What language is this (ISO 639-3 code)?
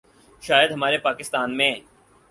urd